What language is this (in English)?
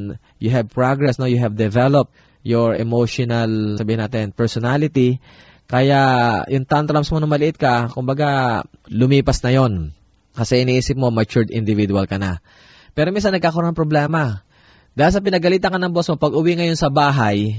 Filipino